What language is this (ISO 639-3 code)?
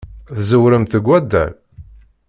kab